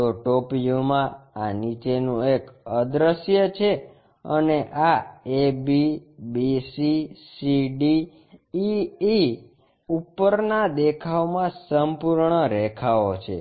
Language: Gujarati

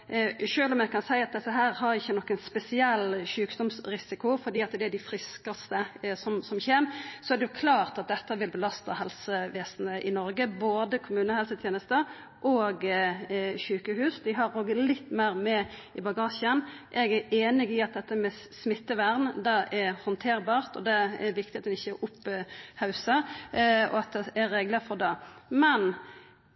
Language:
Norwegian Nynorsk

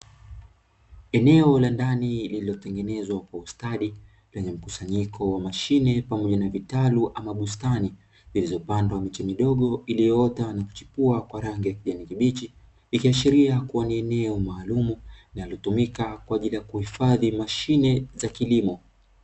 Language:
Swahili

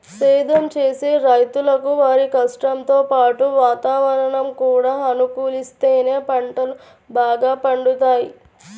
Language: Telugu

